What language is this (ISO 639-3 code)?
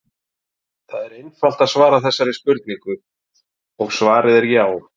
isl